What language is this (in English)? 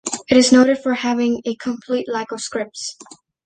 English